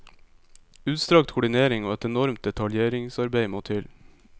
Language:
Norwegian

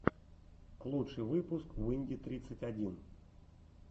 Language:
Russian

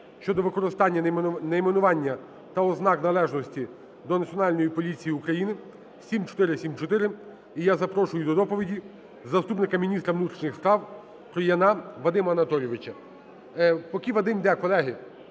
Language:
Ukrainian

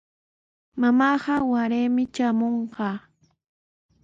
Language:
Sihuas Ancash Quechua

